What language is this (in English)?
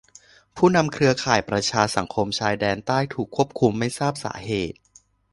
Thai